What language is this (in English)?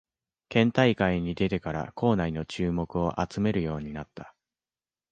Japanese